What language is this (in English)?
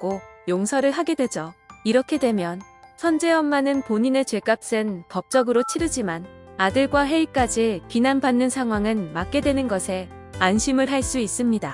Korean